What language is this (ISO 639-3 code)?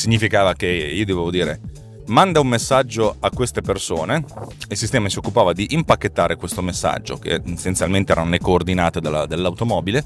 ita